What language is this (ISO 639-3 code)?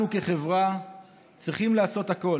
heb